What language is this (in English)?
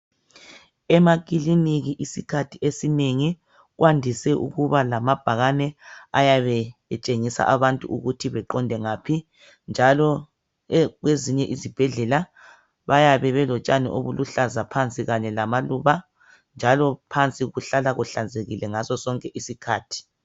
North Ndebele